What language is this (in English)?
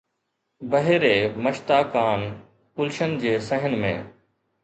Sindhi